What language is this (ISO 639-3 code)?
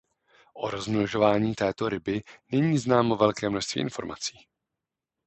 ces